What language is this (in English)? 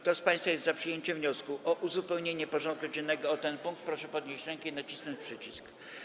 Polish